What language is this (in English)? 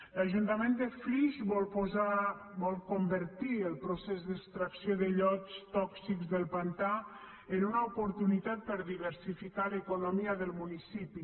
Catalan